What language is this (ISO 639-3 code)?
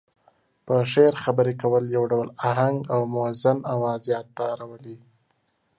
pus